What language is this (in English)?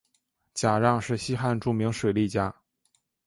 Chinese